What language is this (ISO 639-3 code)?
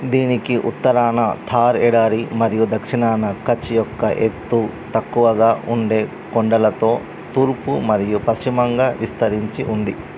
tel